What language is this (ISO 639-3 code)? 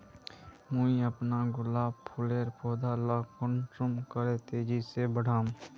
mag